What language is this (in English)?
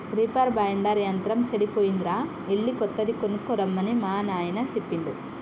Telugu